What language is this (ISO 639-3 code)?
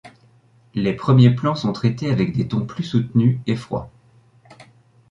fra